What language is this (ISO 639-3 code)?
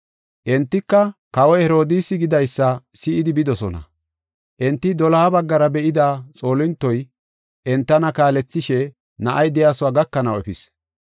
gof